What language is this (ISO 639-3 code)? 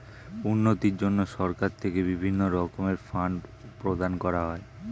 ben